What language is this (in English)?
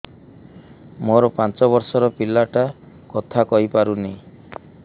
Odia